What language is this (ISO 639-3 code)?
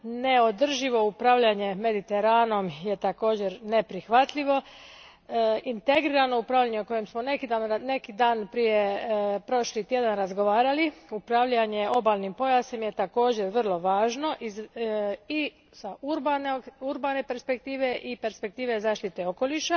hrv